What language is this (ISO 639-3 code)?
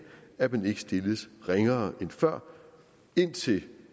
dan